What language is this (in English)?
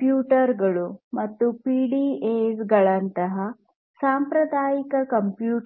Kannada